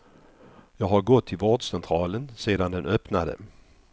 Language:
Swedish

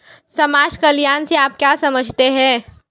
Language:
Hindi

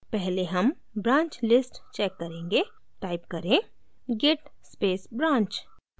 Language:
Hindi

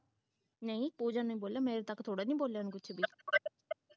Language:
Punjabi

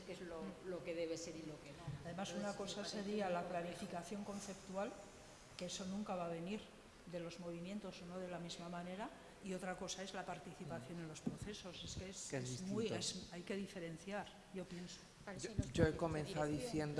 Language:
Spanish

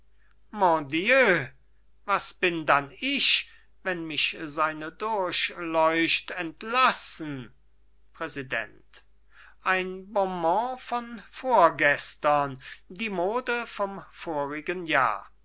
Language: German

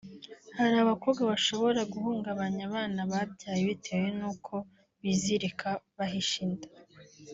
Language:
Kinyarwanda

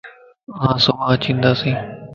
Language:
Lasi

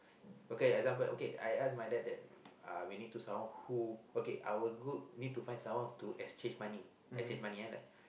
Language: English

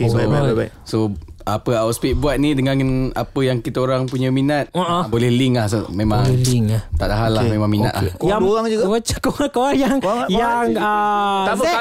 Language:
Malay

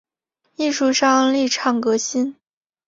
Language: Chinese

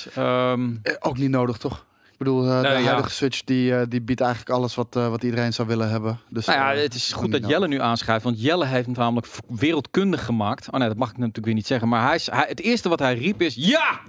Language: Dutch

